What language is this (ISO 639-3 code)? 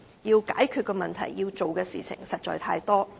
yue